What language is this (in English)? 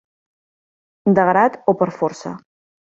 Catalan